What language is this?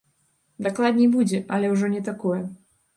Belarusian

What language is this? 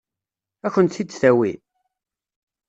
Kabyle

